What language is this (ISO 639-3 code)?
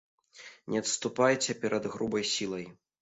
bel